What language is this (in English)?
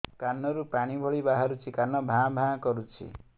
Odia